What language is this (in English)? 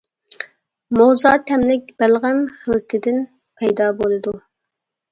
Uyghur